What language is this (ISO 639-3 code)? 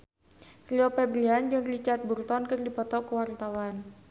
sun